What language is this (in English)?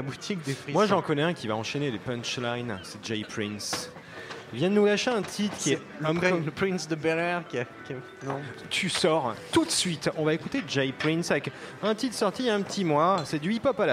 French